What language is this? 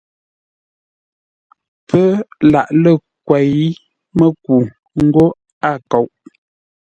Ngombale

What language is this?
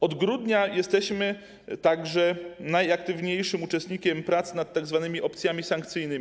Polish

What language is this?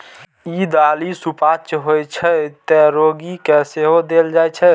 Maithili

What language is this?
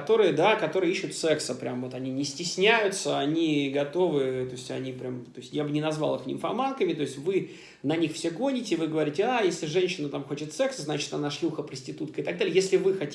Russian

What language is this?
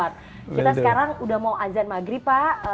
Indonesian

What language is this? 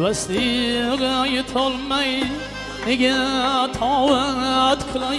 Turkish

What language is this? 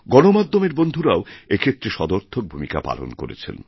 Bangla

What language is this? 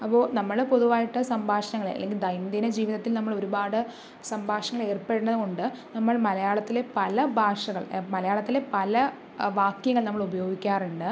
Malayalam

